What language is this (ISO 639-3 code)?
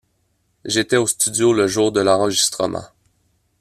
fra